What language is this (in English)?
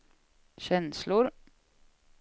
Swedish